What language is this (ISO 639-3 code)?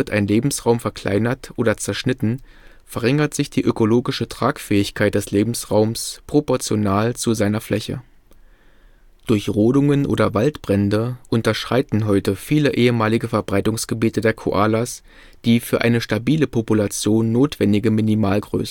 deu